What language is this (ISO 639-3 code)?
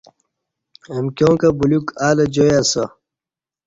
bsh